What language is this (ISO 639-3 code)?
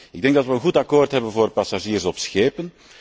nld